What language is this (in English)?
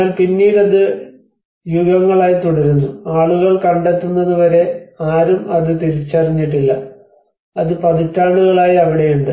Malayalam